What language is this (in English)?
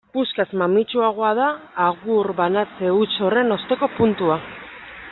Basque